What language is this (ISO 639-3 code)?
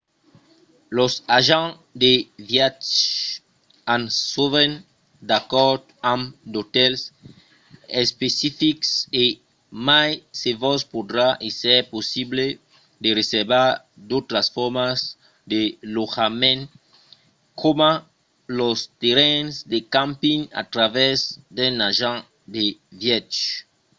oci